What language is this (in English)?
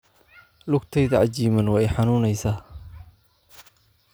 Somali